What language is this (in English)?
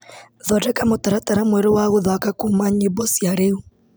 Kikuyu